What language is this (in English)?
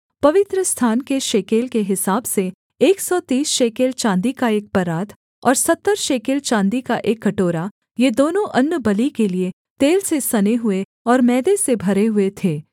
Hindi